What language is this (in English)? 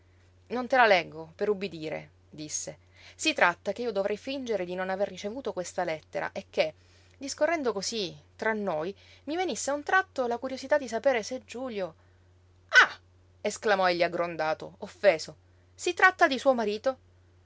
Italian